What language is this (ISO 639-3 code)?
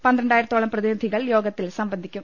mal